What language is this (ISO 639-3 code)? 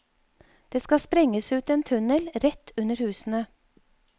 nor